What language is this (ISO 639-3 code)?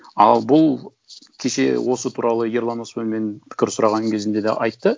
kaz